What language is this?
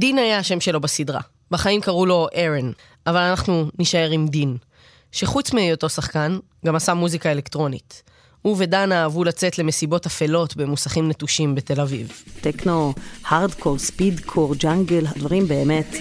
Hebrew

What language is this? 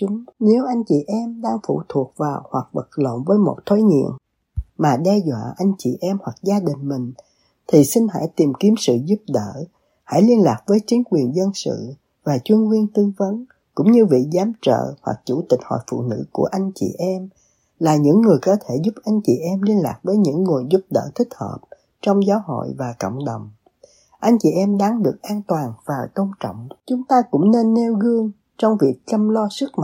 Vietnamese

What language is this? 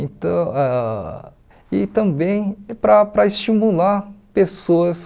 Portuguese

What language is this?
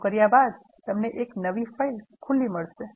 Gujarati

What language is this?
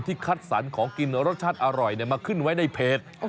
Thai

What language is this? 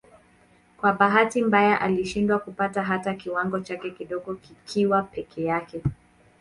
Swahili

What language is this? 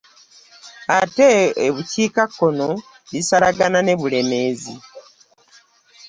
Ganda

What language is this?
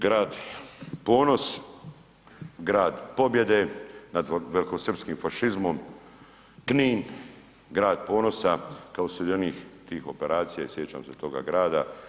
Croatian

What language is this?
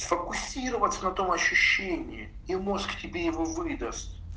Russian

